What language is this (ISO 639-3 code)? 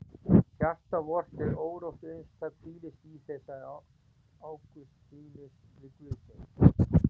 isl